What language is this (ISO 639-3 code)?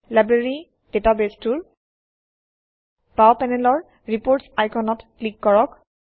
asm